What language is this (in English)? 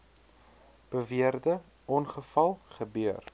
Afrikaans